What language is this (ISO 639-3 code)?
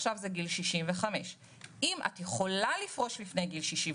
heb